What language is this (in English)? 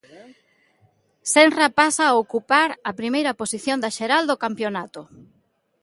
Galician